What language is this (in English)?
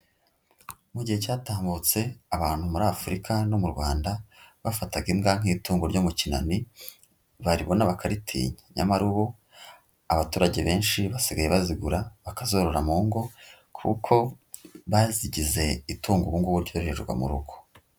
Kinyarwanda